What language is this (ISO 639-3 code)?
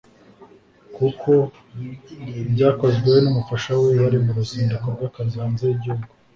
kin